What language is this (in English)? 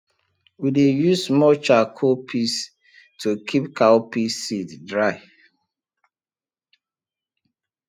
Nigerian Pidgin